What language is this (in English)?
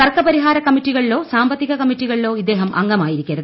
Malayalam